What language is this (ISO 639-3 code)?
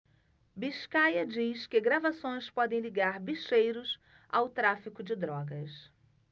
por